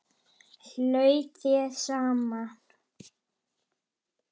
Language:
Icelandic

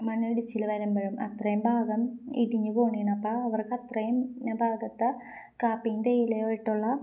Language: Malayalam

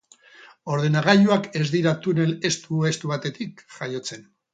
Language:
Basque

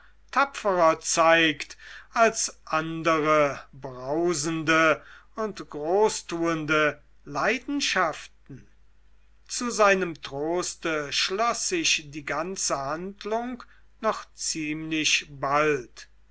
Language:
German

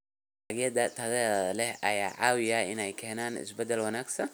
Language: Somali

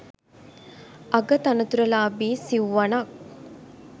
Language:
Sinhala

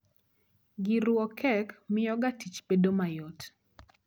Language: Luo (Kenya and Tanzania)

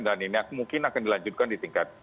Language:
Indonesian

